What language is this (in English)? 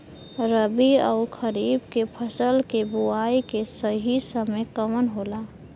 Bhojpuri